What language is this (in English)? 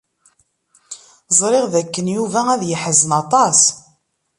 Kabyle